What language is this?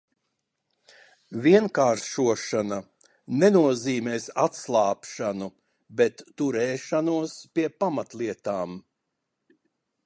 Latvian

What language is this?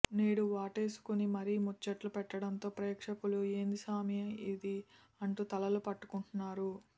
Telugu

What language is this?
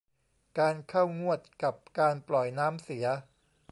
Thai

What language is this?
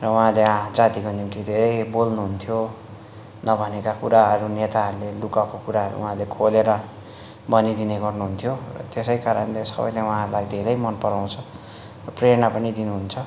Nepali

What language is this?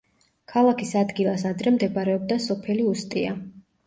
Georgian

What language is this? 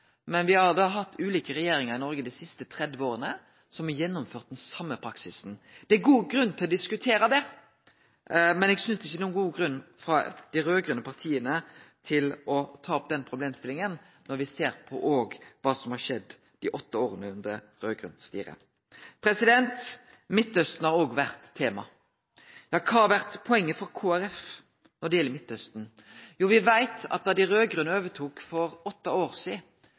Norwegian Nynorsk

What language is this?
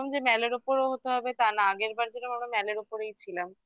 Bangla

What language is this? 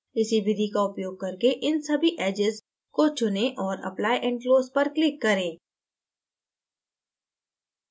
Hindi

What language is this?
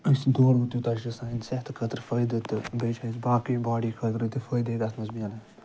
Kashmiri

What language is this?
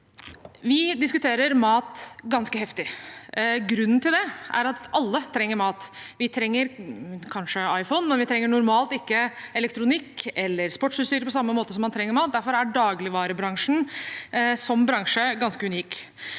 Norwegian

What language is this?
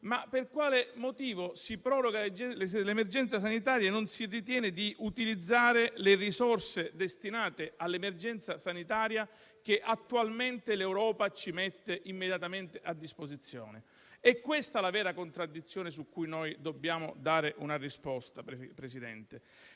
Italian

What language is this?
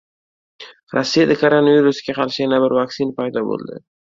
Uzbek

